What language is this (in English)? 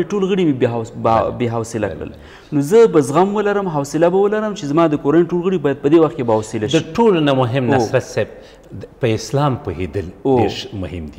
Dutch